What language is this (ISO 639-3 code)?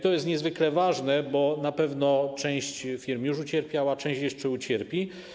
pol